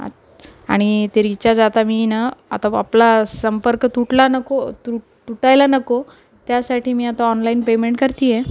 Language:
Marathi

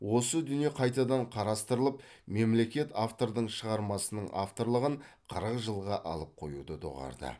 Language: Kazakh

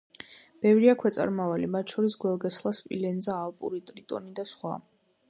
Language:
Georgian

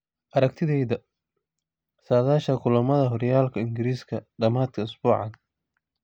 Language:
Somali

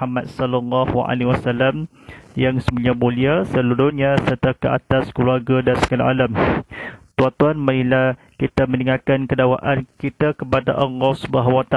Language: Malay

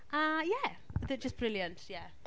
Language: Welsh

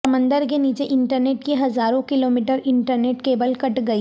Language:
Urdu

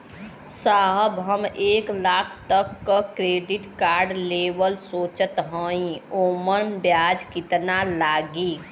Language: Bhojpuri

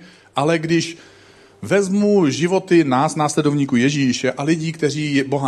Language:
Czech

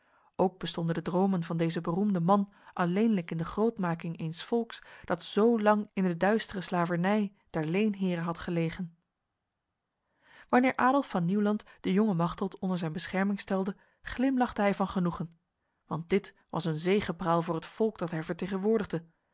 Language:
Dutch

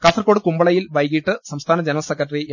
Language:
Malayalam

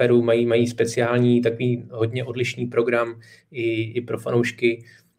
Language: Czech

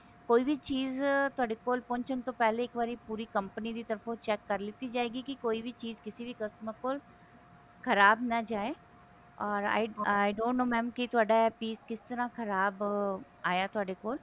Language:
Punjabi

